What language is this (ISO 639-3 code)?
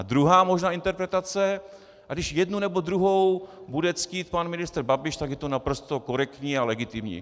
ces